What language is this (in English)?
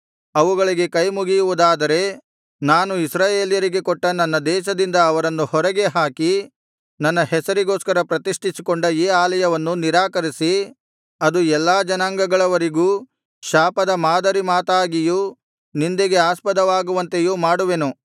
Kannada